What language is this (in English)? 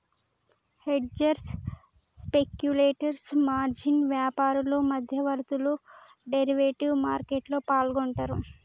Telugu